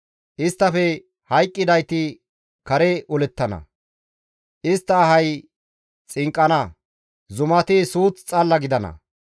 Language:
Gamo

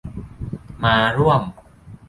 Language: Thai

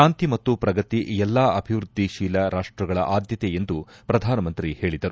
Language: Kannada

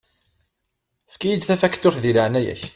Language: Kabyle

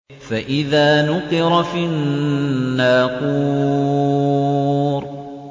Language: Arabic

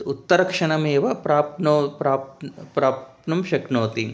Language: Sanskrit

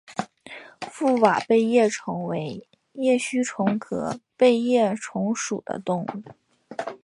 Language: Chinese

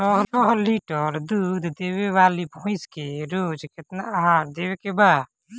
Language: Bhojpuri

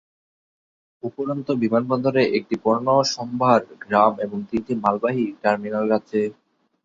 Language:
Bangla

